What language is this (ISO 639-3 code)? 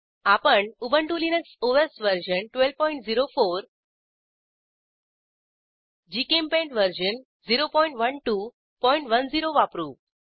mar